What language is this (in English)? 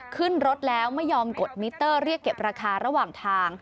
Thai